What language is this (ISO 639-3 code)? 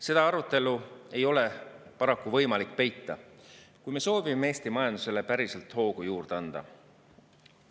est